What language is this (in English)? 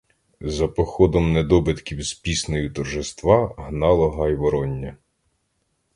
Ukrainian